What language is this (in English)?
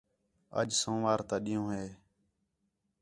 Khetrani